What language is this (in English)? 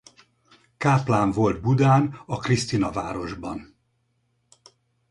Hungarian